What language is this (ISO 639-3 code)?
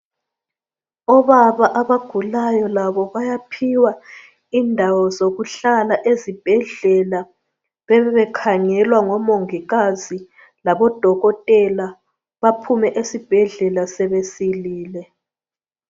nde